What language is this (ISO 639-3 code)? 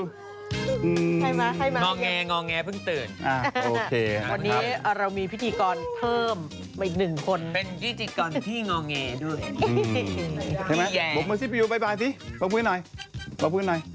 tha